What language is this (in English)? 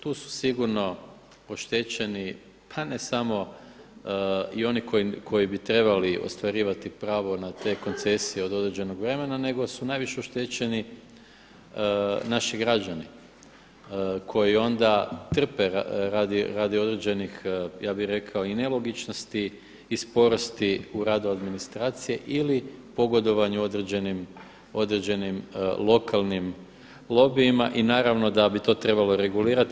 Croatian